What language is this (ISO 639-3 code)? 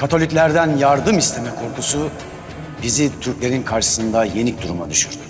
tur